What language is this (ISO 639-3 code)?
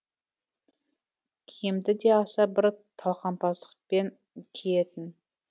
kaz